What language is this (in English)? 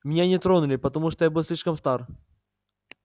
Russian